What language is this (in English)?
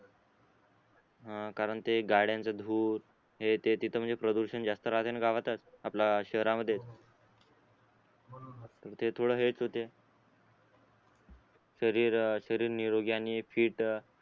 Marathi